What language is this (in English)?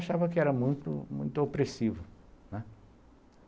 Portuguese